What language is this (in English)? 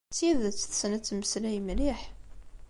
Kabyle